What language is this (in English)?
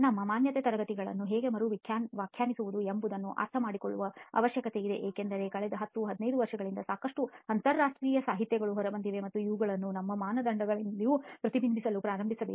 Kannada